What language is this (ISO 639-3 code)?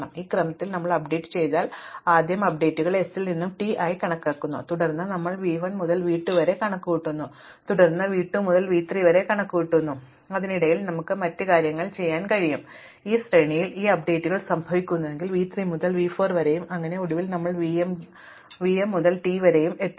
mal